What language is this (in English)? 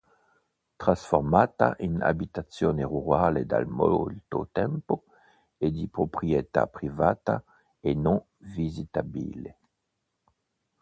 Italian